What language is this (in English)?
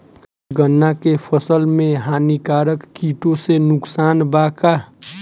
Bhojpuri